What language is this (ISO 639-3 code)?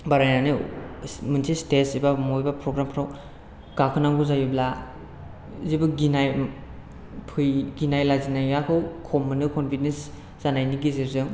brx